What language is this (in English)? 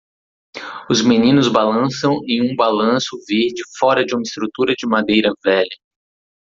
Portuguese